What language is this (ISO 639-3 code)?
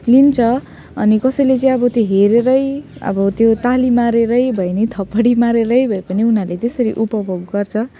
nep